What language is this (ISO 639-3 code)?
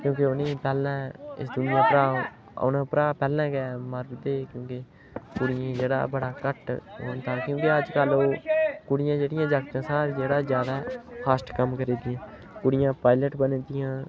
doi